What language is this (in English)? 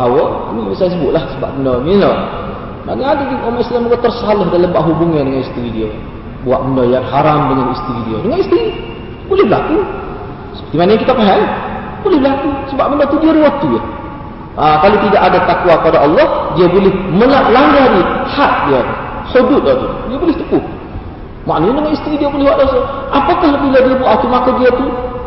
Malay